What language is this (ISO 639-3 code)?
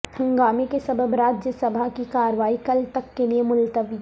urd